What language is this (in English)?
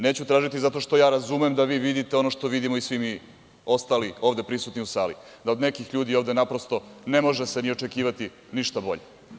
Serbian